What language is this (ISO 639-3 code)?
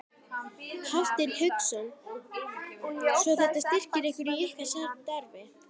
isl